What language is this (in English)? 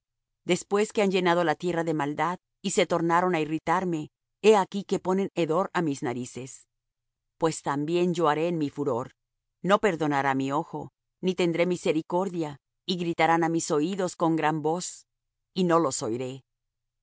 Spanish